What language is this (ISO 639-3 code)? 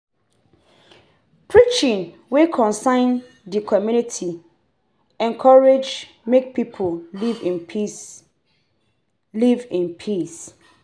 pcm